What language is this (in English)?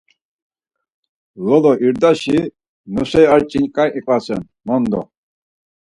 Laz